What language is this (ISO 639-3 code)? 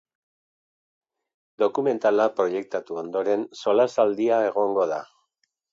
eus